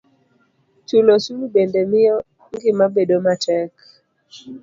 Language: Luo (Kenya and Tanzania)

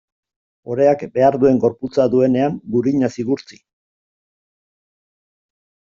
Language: Basque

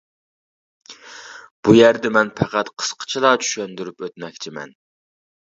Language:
Uyghur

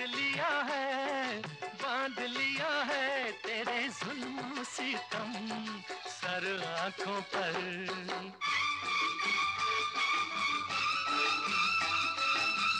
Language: Hindi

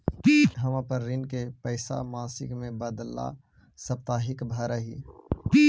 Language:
Magahi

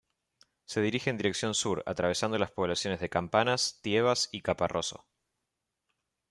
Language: Spanish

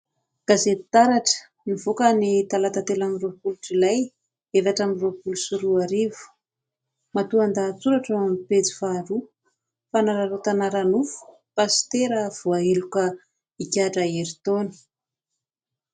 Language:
Malagasy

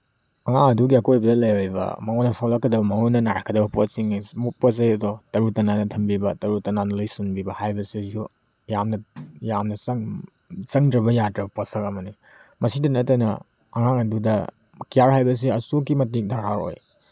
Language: Manipuri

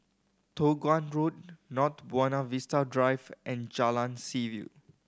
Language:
English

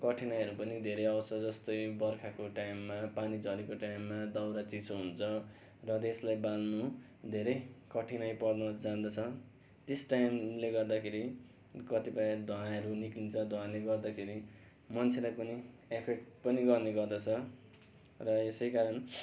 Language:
Nepali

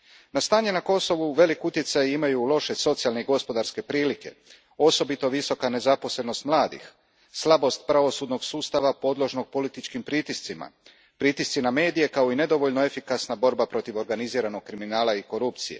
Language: Croatian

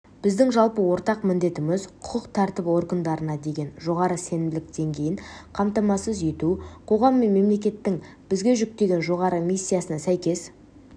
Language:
Kazakh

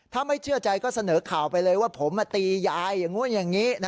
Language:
Thai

